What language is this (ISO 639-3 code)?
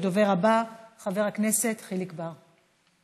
heb